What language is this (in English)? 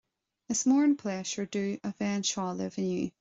Irish